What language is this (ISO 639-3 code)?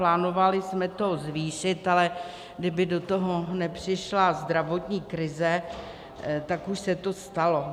ces